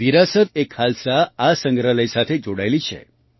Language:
Gujarati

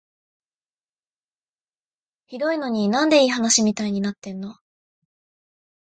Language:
Japanese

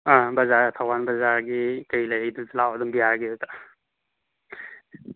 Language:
Manipuri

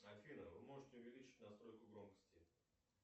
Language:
Russian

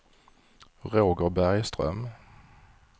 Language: Swedish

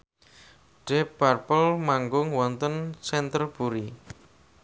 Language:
Javanese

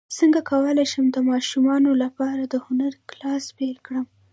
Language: Pashto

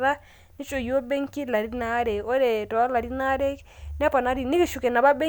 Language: Masai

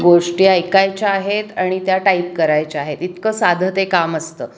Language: Marathi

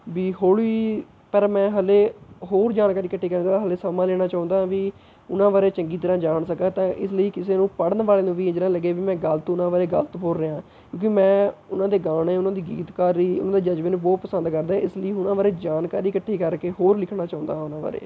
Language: Punjabi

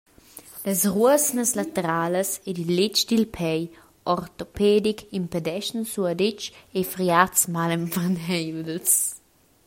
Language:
Romansh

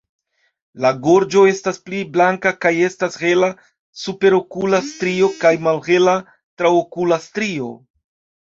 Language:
Esperanto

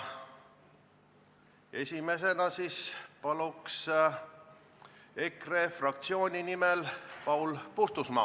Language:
Estonian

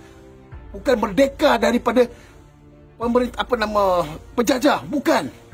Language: Malay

